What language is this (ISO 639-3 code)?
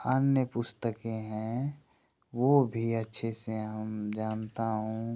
hin